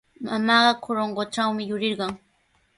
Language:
Sihuas Ancash Quechua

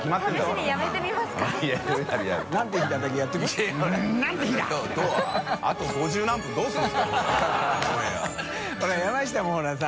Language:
Japanese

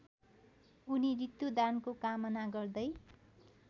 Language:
Nepali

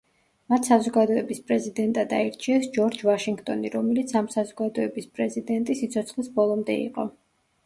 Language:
Georgian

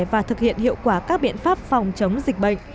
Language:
Vietnamese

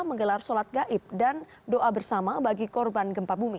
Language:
Indonesian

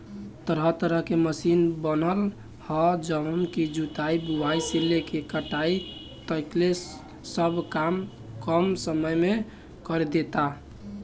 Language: Bhojpuri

